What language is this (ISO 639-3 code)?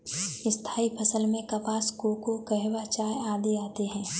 hin